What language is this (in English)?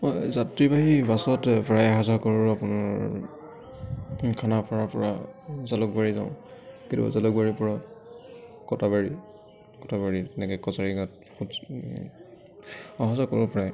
Assamese